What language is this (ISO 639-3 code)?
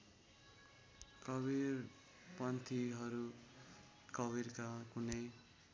nep